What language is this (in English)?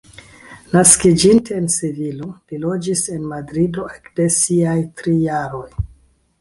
Esperanto